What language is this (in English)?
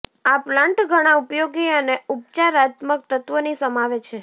Gujarati